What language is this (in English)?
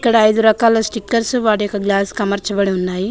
Telugu